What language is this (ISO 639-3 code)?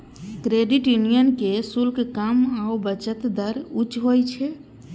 mai